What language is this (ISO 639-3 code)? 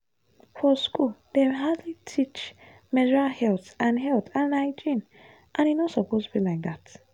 pcm